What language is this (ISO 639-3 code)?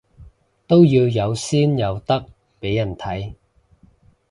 yue